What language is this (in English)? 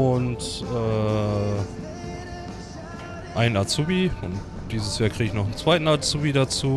German